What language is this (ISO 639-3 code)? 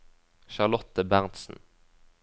nor